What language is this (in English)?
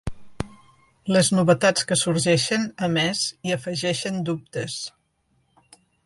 Catalan